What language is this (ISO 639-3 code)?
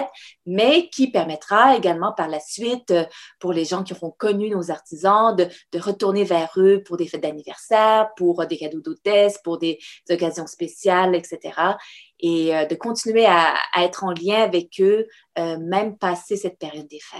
fra